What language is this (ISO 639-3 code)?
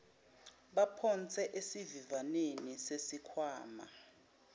zul